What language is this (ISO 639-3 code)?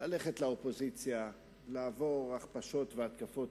heb